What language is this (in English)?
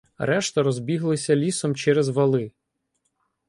Ukrainian